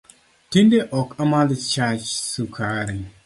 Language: Luo (Kenya and Tanzania)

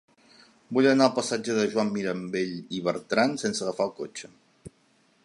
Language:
Catalan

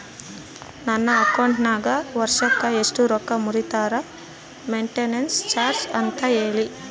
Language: Kannada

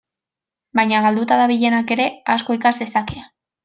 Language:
Basque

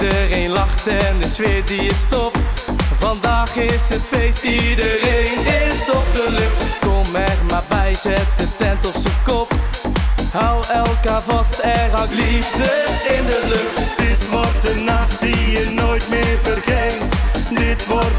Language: Dutch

